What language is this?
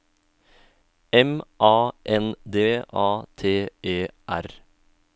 Norwegian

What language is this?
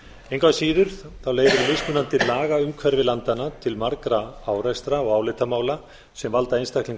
Icelandic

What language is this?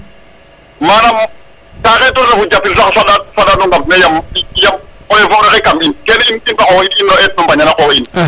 Serer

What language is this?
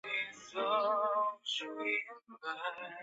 Chinese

